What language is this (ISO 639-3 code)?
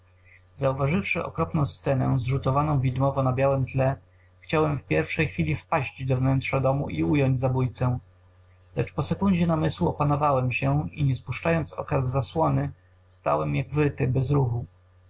pol